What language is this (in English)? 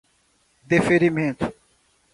Portuguese